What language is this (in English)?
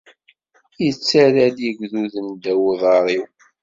Kabyle